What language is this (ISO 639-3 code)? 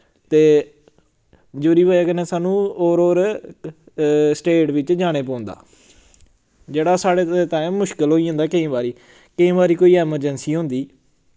doi